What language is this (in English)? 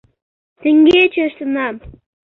Mari